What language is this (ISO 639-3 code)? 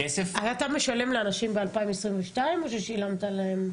heb